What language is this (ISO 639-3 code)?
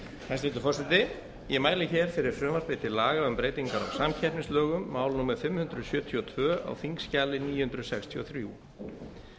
isl